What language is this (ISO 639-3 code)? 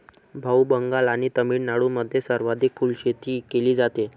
mar